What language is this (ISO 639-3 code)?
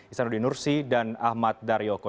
ind